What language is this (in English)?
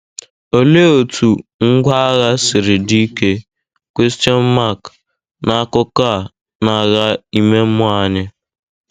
Igbo